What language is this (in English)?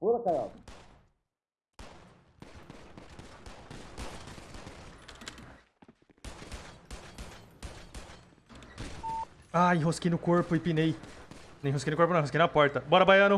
Portuguese